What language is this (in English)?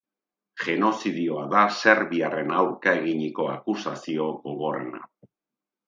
Basque